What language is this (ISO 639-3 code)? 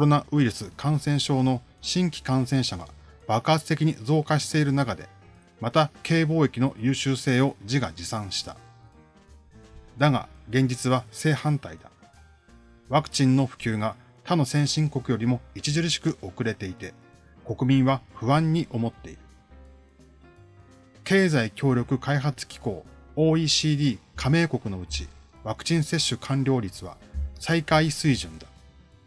jpn